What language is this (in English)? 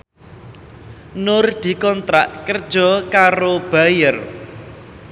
Javanese